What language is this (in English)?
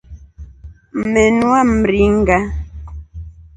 Rombo